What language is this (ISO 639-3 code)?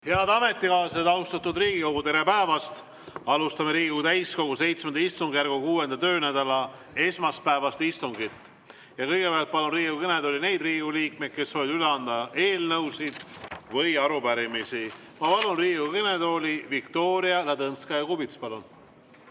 est